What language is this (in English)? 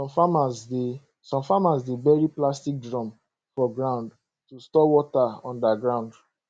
Nigerian Pidgin